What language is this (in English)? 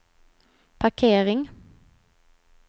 Swedish